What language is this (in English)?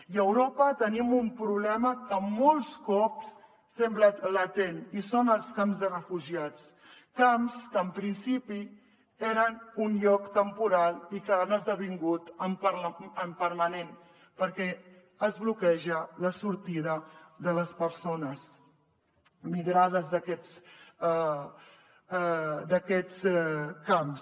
Catalan